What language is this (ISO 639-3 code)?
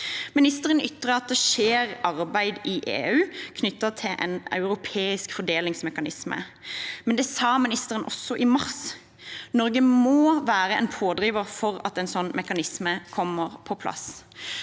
nor